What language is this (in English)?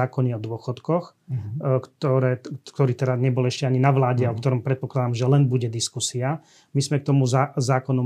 Slovak